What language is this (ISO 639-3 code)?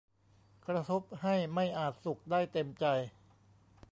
tha